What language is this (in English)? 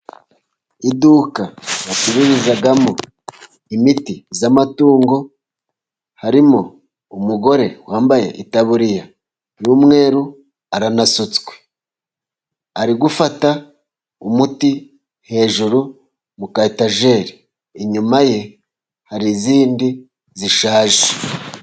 Kinyarwanda